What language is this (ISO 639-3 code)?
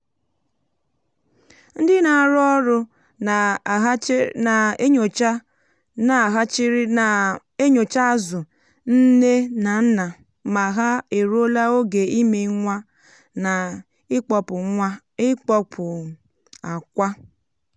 ibo